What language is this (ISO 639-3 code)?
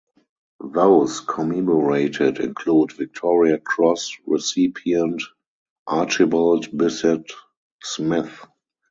eng